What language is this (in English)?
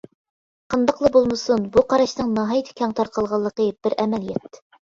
Uyghur